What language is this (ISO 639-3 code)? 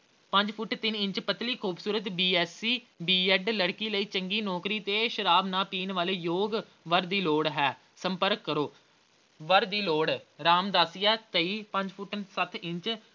pan